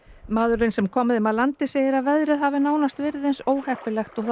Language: Icelandic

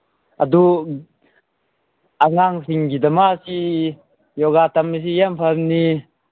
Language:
Manipuri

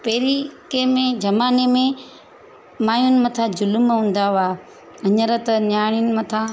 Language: Sindhi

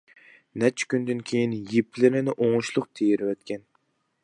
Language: Uyghur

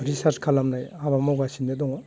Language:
Bodo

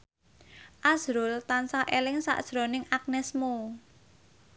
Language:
Javanese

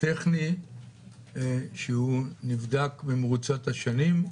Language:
Hebrew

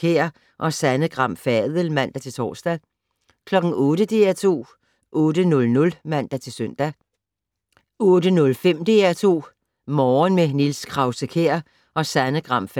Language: Danish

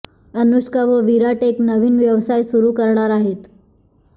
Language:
Marathi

